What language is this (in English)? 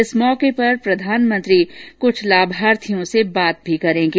Hindi